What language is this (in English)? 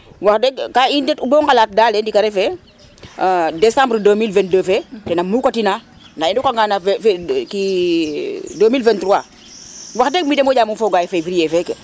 Serer